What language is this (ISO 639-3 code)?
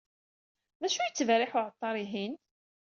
kab